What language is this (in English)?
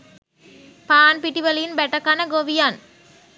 Sinhala